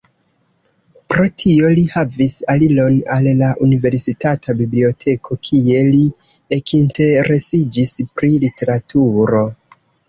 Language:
Esperanto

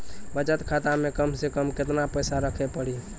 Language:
Maithili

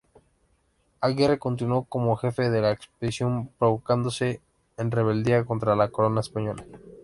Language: Spanish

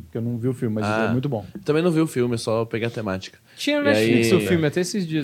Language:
Portuguese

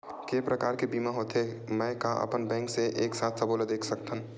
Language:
Chhattisgarhi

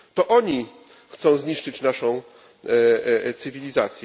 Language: Polish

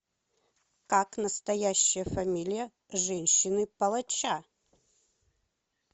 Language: Russian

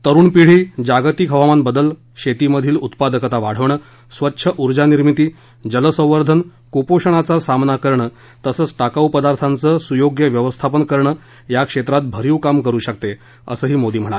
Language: Marathi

